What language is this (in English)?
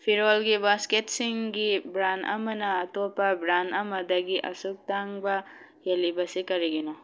Manipuri